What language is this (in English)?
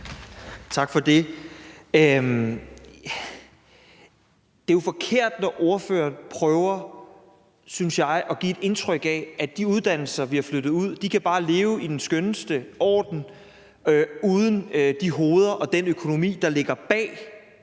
Danish